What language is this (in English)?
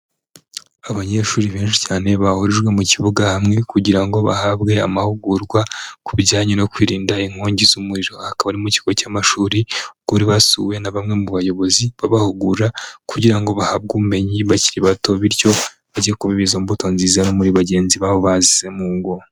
Kinyarwanda